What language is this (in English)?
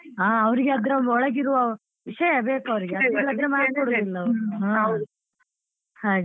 Kannada